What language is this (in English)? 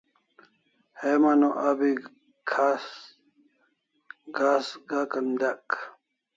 Kalasha